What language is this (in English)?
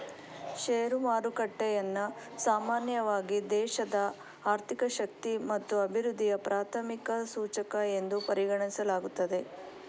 Kannada